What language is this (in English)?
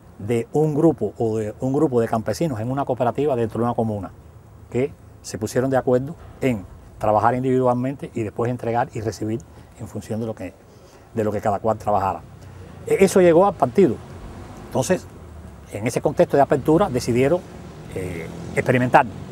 Spanish